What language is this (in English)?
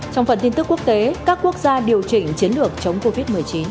Vietnamese